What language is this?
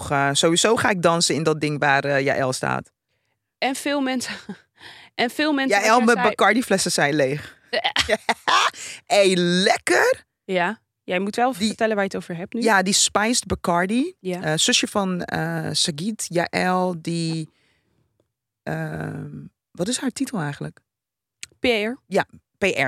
Dutch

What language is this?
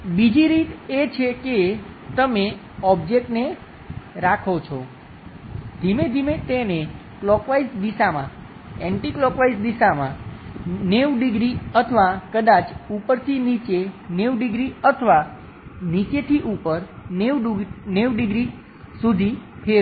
Gujarati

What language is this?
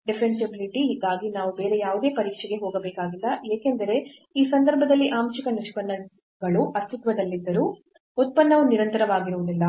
Kannada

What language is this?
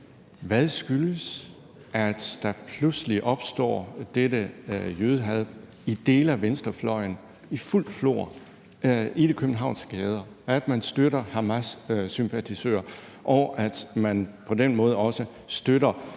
Danish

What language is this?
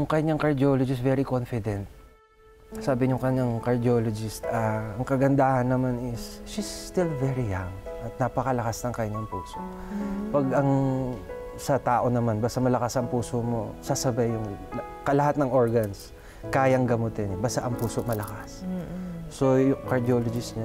Filipino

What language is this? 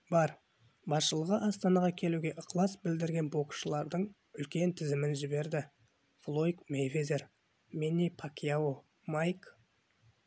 Kazakh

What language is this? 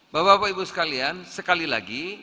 Indonesian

